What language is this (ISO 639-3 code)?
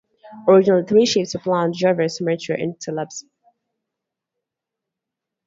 eng